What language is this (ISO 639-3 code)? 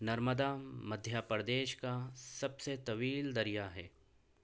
urd